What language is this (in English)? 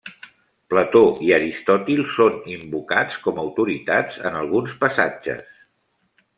Catalan